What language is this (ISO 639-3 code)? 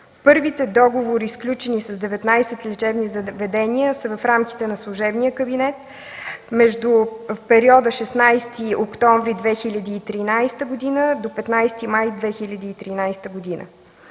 bul